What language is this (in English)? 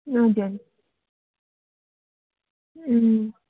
Nepali